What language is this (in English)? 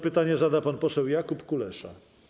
Polish